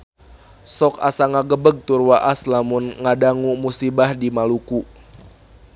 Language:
Sundanese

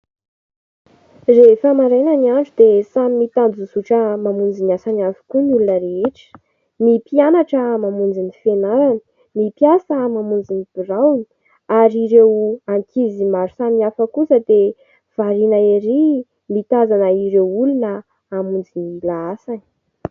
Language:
Malagasy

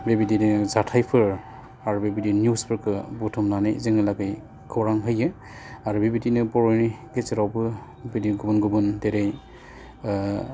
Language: Bodo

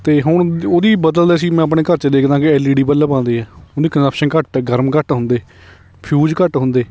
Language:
Punjabi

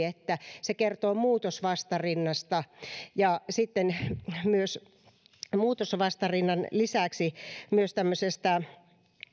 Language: Finnish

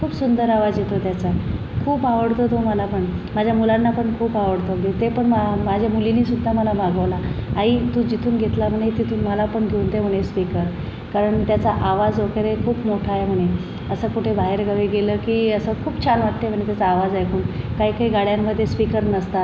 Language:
Marathi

